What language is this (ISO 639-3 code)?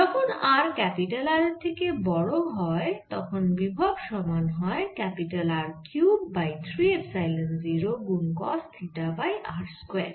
ben